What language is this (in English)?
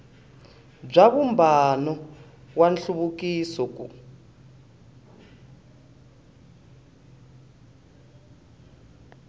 Tsonga